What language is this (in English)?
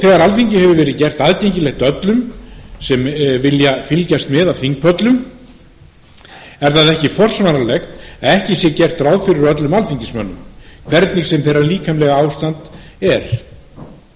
Icelandic